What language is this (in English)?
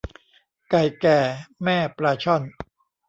Thai